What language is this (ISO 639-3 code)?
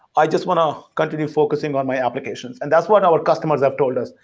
eng